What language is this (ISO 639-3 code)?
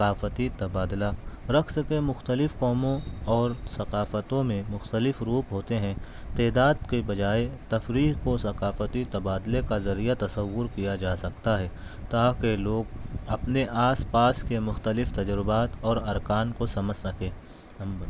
urd